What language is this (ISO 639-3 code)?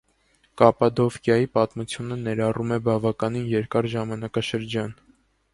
hye